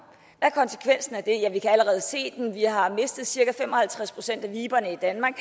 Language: Danish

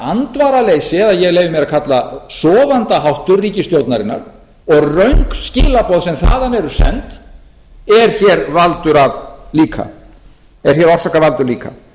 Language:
Icelandic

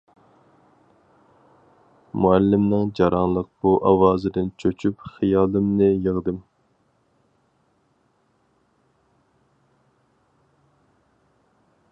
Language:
Uyghur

